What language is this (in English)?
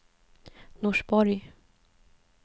Swedish